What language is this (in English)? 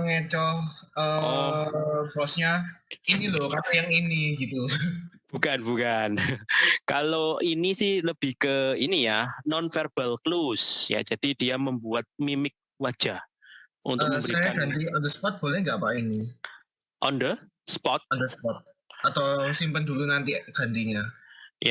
Indonesian